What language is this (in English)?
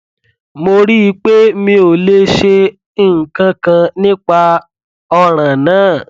Yoruba